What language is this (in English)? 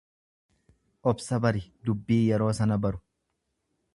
Oromo